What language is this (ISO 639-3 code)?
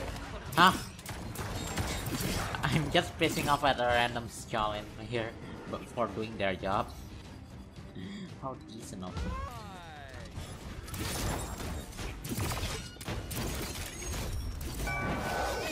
eng